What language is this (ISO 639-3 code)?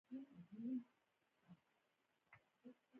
pus